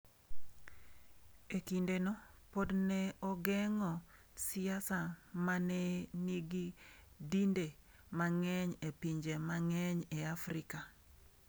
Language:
Luo (Kenya and Tanzania)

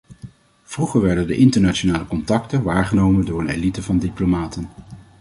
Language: Dutch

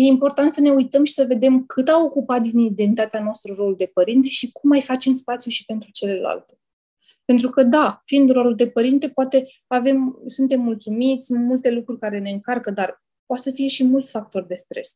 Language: Romanian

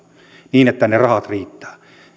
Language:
Finnish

